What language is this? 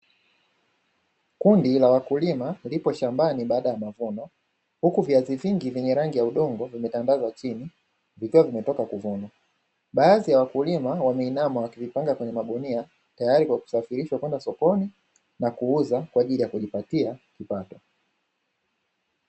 Swahili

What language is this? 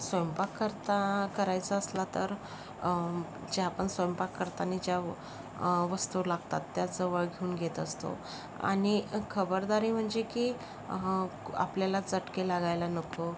Marathi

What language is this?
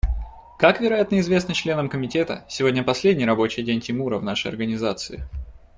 Russian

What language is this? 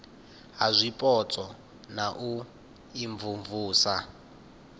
Venda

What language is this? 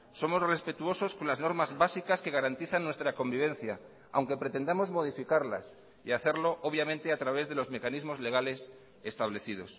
Spanish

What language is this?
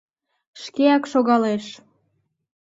Mari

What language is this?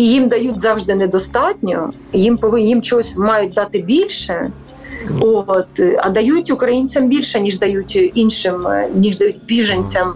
Ukrainian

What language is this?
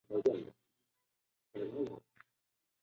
Chinese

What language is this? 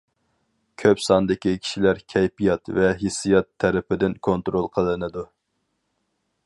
Uyghur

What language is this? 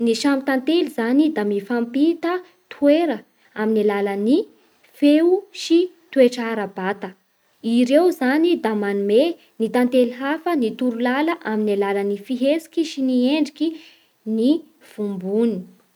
Bara Malagasy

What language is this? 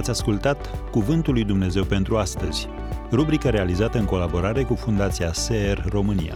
Romanian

